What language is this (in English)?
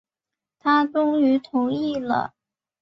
Chinese